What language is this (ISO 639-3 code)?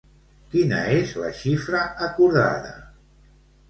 cat